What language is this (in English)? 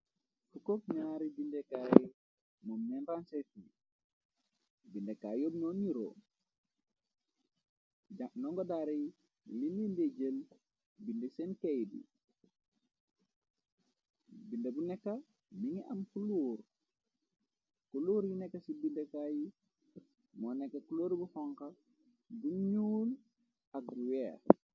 Wolof